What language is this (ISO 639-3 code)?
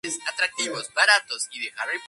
spa